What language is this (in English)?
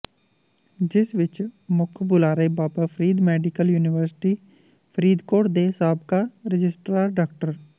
Punjabi